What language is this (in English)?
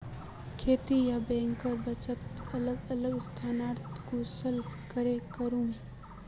Magahi